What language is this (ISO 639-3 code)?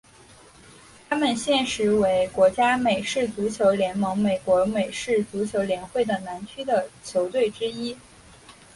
zho